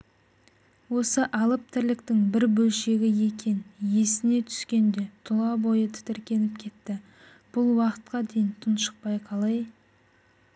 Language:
Kazakh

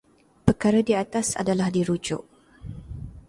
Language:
Malay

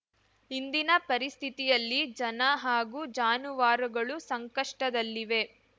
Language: Kannada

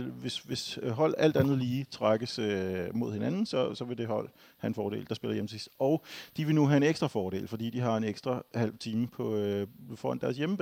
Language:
Danish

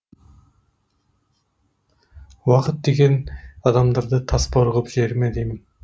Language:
Kazakh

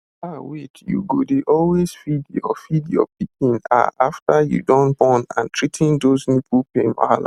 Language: Nigerian Pidgin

